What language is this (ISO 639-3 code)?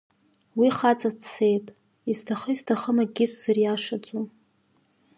abk